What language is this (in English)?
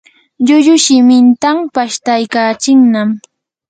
Yanahuanca Pasco Quechua